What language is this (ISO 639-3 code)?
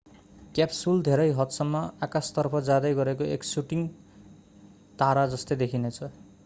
nep